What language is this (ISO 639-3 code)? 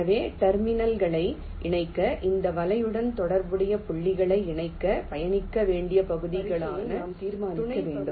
tam